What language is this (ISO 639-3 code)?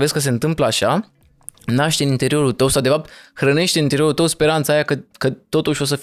ron